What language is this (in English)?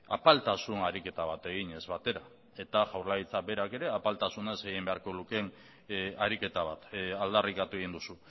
Basque